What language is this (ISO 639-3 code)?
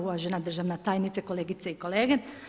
hrv